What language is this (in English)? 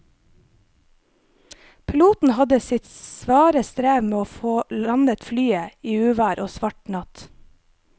Norwegian